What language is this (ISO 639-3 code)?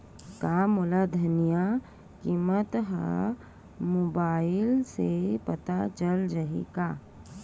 hne